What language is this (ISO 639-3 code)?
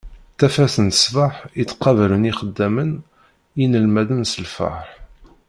kab